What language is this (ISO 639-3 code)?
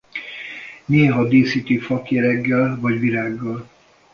hun